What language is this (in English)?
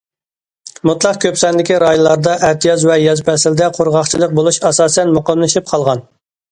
Uyghur